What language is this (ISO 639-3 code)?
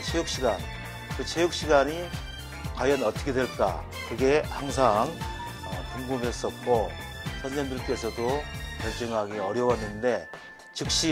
kor